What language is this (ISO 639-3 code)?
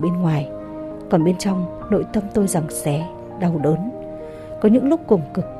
vie